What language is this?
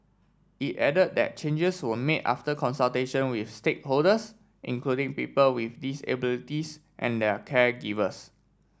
English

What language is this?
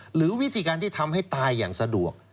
Thai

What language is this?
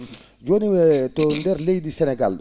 Fula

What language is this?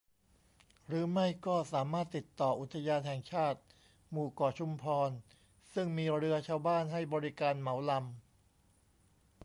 Thai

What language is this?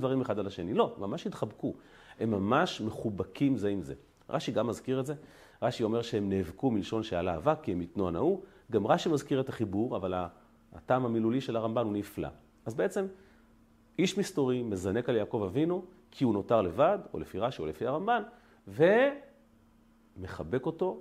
Hebrew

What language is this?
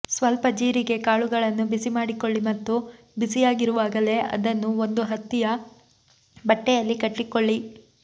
Kannada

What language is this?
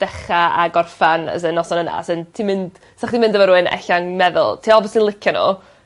Welsh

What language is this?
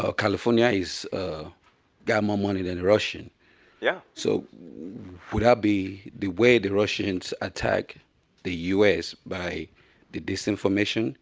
English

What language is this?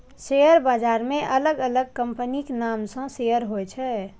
Maithili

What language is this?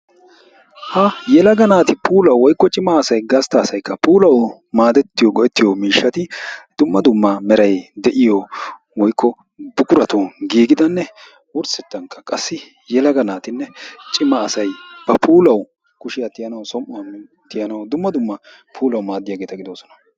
Wolaytta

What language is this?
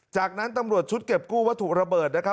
Thai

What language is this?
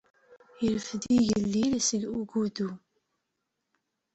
Kabyle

